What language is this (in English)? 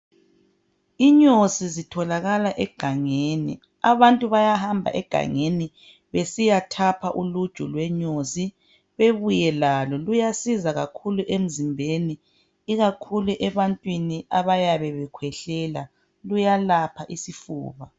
North Ndebele